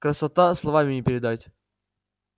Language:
Russian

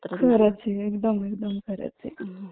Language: Marathi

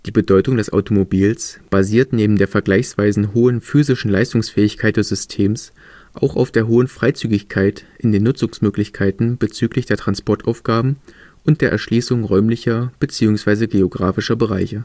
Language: German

